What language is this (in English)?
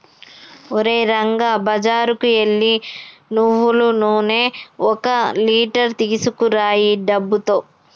Telugu